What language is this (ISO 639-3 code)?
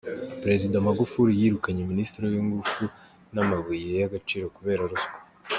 kin